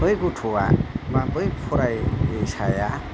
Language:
Bodo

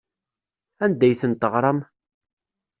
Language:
Kabyle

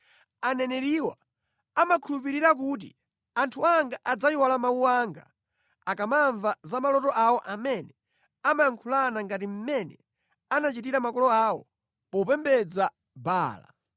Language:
Nyanja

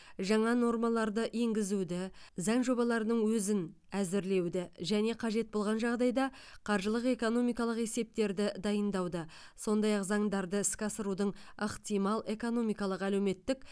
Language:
Kazakh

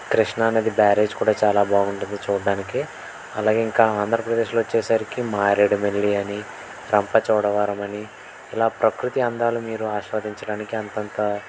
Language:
Telugu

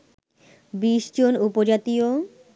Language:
Bangla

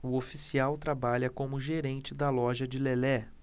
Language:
Portuguese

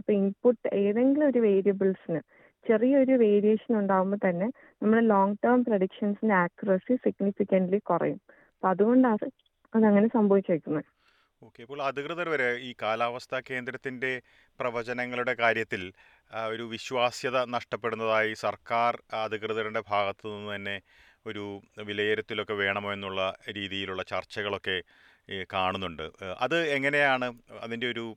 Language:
Malayalam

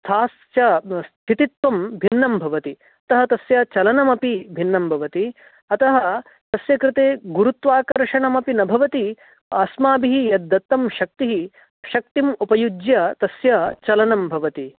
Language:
Sanskrit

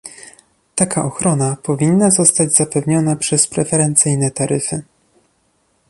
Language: Polish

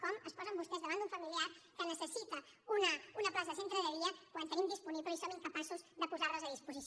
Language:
Catalan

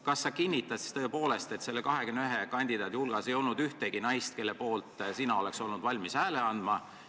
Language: Estonian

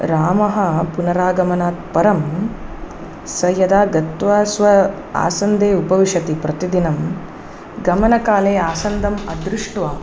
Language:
Sanskrit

